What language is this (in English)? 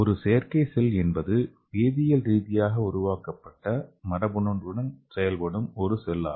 Tamil